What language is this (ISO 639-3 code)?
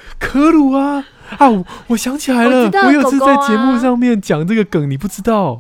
zho